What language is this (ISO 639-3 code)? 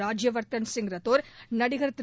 tam